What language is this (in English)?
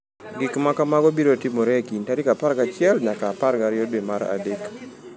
Luo (Kenya and Tanzania)